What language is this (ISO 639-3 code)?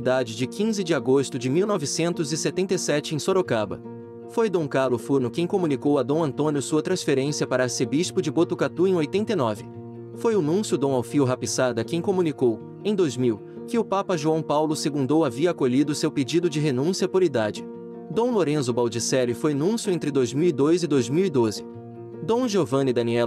por